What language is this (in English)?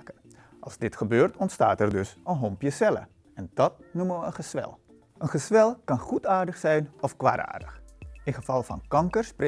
Dutch